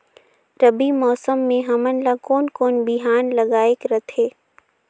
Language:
Chhattisgarhi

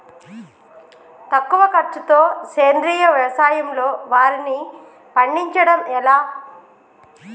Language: Telugu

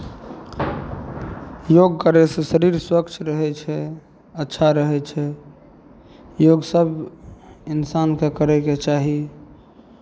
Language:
Maithili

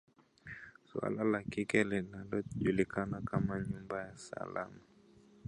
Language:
Swahili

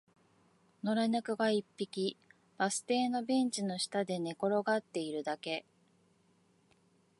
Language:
Japanese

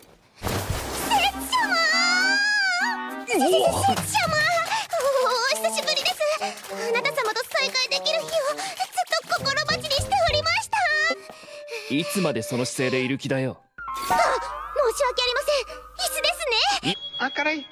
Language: Japanese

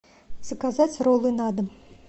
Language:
Russian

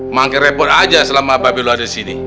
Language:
Indonesian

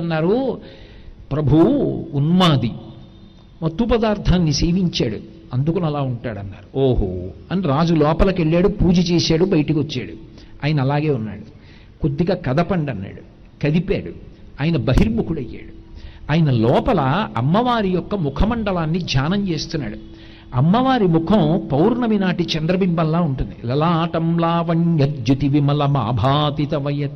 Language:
Telugu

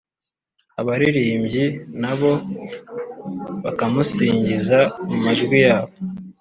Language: Kinyarwanda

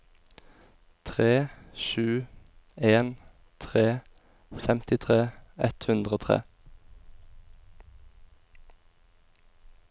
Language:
Norwegian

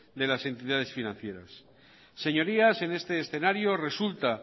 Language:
Spanish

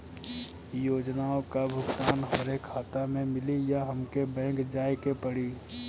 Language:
Bhojpuri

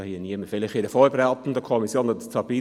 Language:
Swiss German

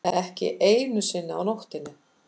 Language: Icelandic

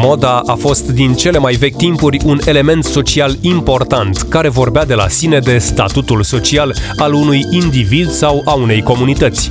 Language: Romanian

